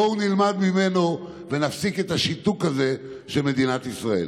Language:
Hebrew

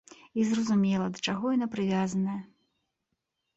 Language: Belarusian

